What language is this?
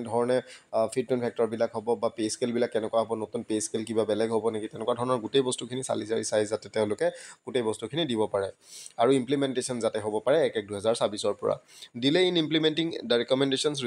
Bangla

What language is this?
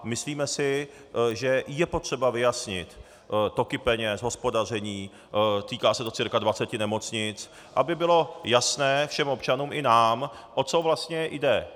Czech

